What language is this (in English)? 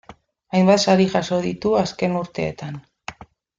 Basque